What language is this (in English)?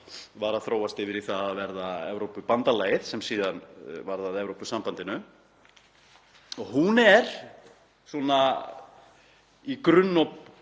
Icelandic